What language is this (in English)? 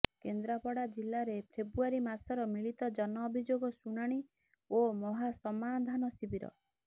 Odia